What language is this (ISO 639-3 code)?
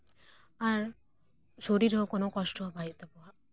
sat